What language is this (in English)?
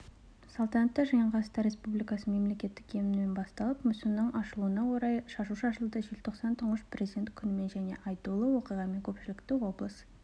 Kazakh